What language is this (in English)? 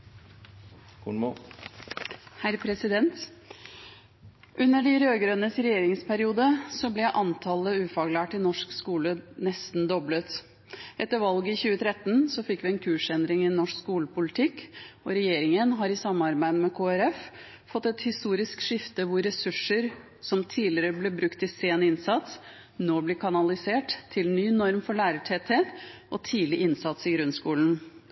Norwegian Bokmål